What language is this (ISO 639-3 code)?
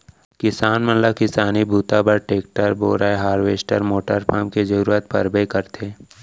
hne